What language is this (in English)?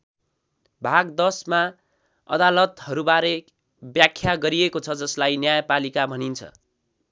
Nepali